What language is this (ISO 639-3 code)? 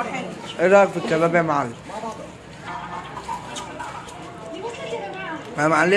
ara